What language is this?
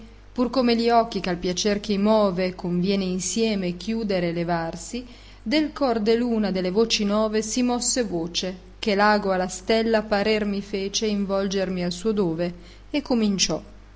Italian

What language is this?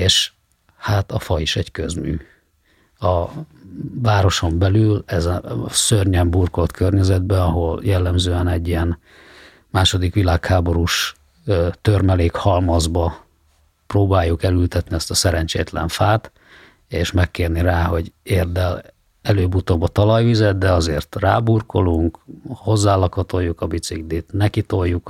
Hungarian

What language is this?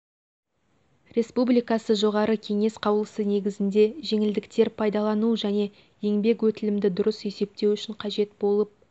Kazakh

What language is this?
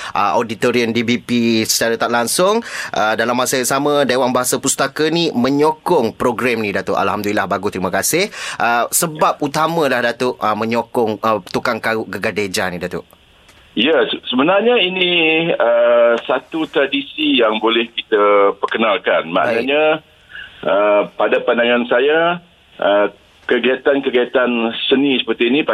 Malay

